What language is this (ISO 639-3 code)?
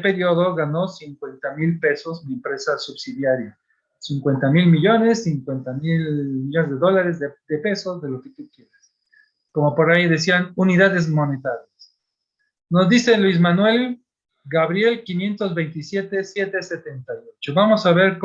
spa